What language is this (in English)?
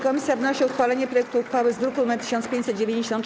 Polish